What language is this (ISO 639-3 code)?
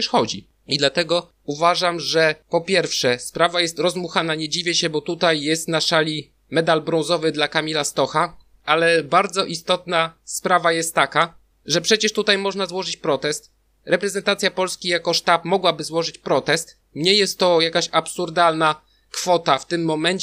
pol